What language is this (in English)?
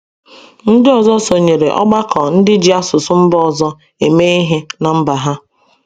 Igbo